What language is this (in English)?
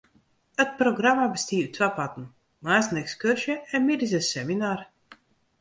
Western Frisian